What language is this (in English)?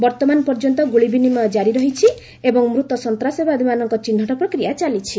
Odia